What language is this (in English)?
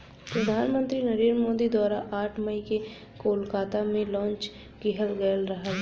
Bhojpuri